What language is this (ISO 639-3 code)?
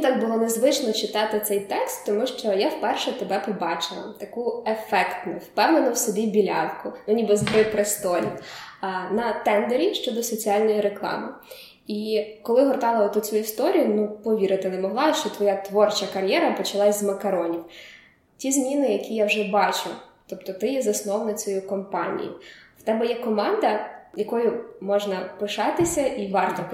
ukr